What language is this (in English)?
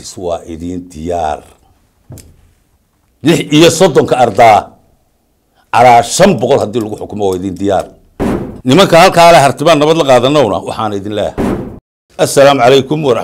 Arabic